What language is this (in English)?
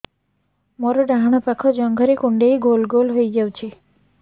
Odia